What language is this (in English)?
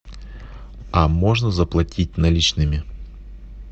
Russian